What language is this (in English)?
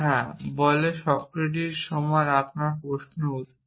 Bangla